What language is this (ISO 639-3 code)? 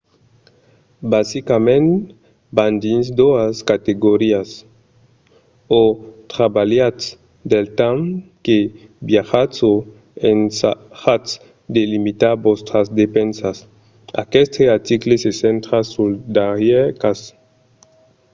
oci